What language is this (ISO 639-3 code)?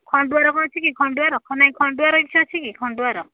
ori